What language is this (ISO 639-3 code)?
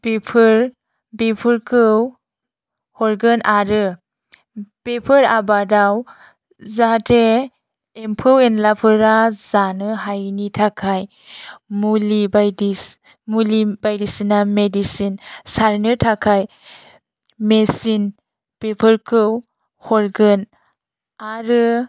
brx